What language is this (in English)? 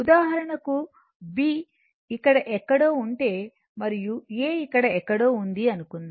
Telugu